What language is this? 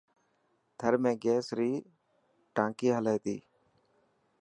Dhatki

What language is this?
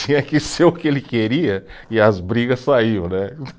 Portuguese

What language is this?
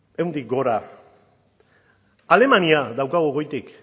Basque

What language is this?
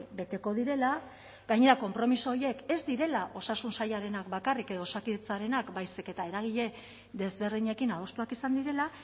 Basque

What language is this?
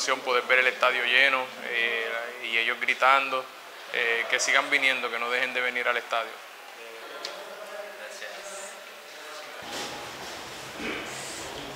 Korean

